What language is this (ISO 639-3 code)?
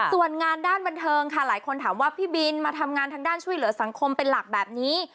tha